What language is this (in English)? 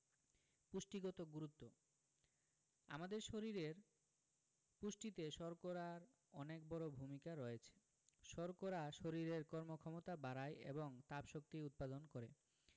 Bangla